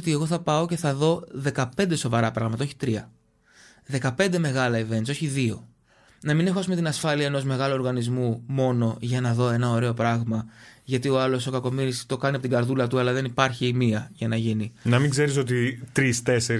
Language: Greek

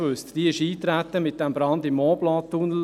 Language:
Swiss German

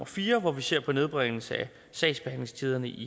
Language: Danish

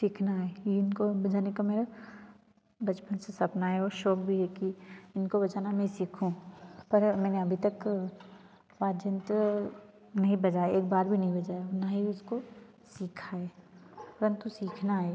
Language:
Hindi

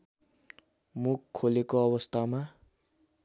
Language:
Nepali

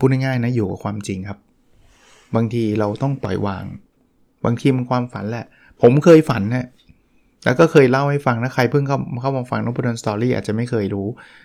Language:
Thai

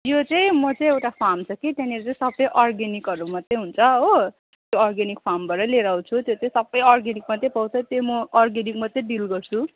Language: Nepali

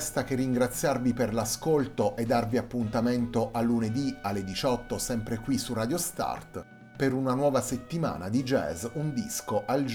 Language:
Italian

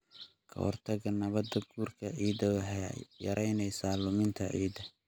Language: Somali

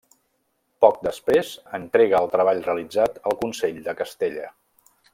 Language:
Catalan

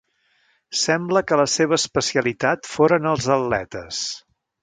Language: Catalan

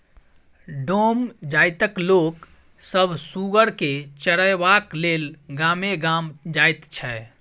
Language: Maithili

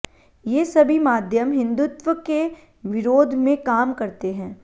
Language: Hindi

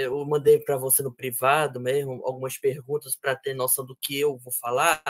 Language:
Portuguese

